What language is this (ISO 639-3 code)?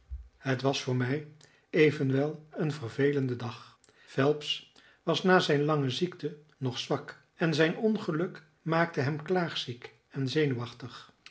nld